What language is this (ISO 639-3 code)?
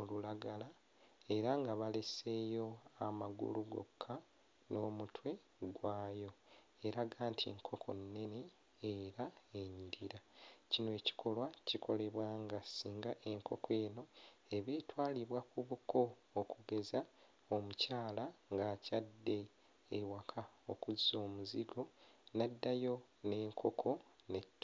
lug